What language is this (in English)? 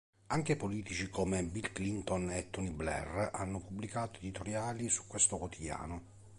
Italian